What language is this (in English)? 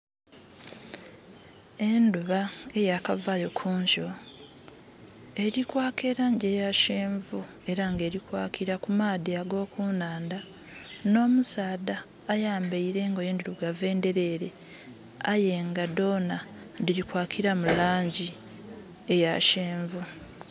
Soga